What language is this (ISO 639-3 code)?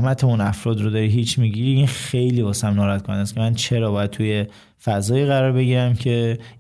fas